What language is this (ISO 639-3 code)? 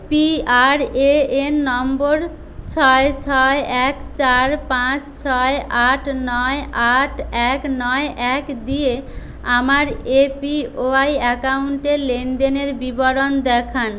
ben